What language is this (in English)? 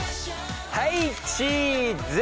Japanese